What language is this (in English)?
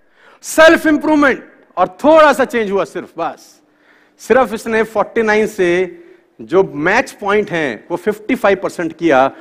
Hindi